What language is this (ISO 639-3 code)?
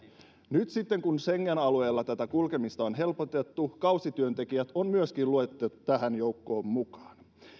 fin